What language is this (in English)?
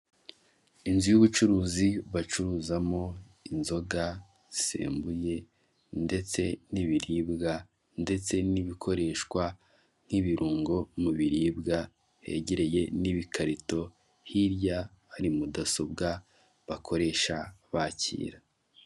Kinyarwanda